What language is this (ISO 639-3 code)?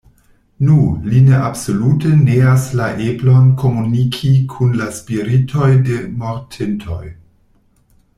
epo